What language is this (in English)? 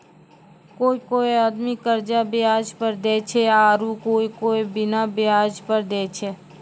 Maithili